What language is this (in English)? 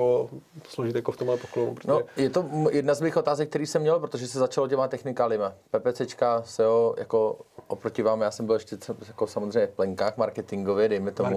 Czech